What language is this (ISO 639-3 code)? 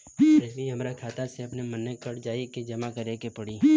bho